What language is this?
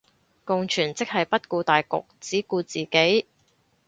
Cantonese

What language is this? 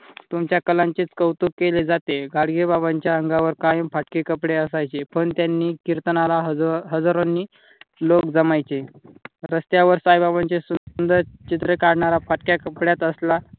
Marathi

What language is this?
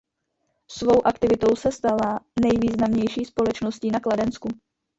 Czech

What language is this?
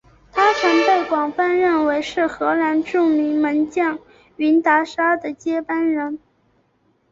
Chinese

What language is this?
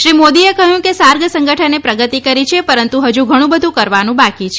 Gujarati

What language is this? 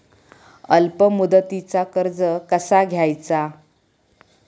Marathi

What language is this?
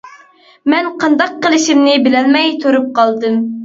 Uyghur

